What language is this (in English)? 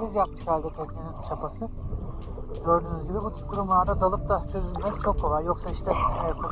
Turkish